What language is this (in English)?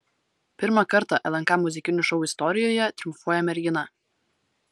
Lithuanian